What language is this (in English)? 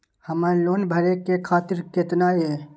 Maithili